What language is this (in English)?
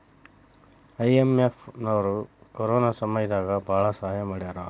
Kannada